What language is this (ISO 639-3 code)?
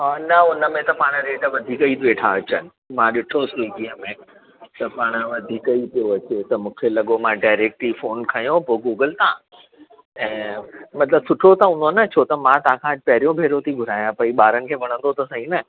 snd